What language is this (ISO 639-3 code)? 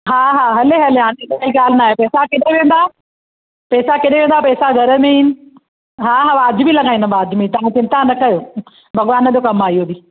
snd